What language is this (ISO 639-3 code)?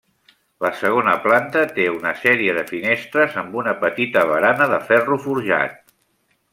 cat